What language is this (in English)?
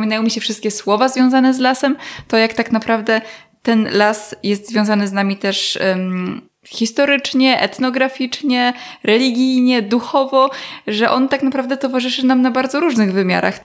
Polish